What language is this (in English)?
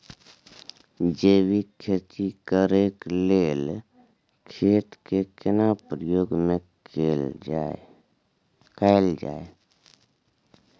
Maithili